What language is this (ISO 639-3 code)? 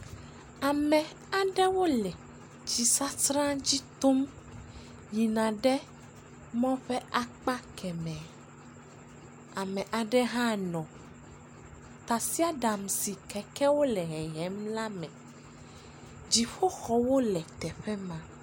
ewe